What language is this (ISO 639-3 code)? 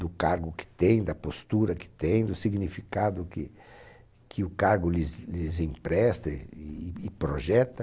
por